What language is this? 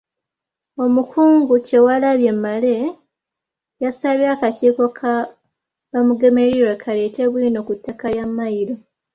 Ganda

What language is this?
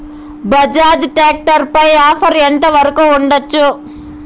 Telugu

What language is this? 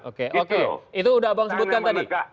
Indonesian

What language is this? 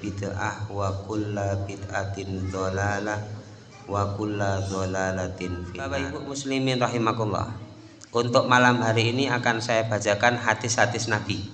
Indonesian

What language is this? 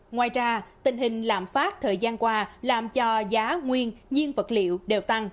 Vietnamese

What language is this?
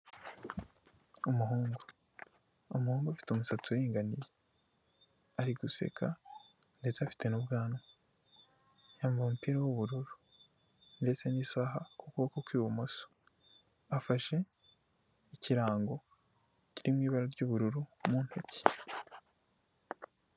Kinyarwanda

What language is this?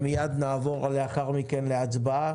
Hebrew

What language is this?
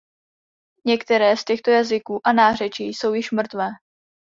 Czech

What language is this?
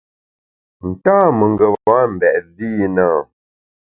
Bamun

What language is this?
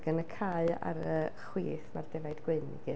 Welsh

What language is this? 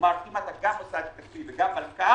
Hebrew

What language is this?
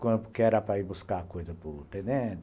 Portuguese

